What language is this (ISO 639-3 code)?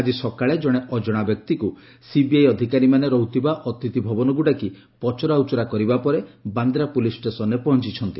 ori